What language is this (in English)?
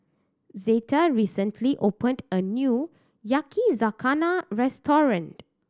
English